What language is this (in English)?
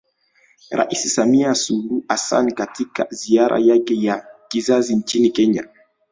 Swahili